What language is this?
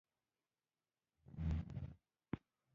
Pashto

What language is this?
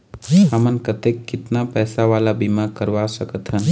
Chhattisgarhi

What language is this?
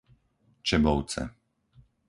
Slovak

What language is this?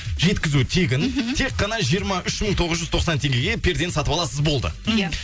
Kazakh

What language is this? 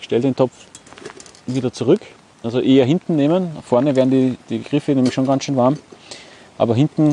German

